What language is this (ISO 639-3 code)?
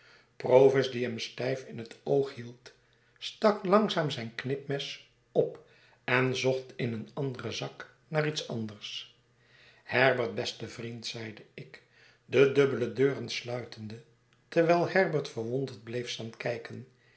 nld